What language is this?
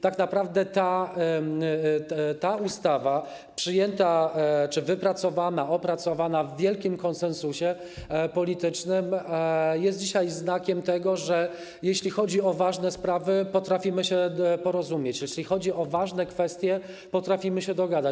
Polish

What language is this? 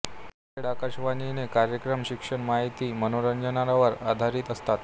Marathi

